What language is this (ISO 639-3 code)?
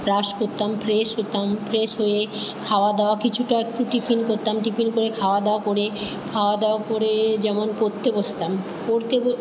ben